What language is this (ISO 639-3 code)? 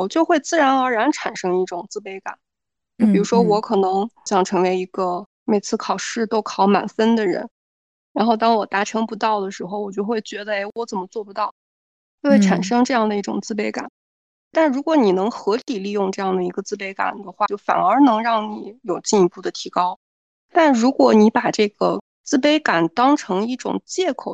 zho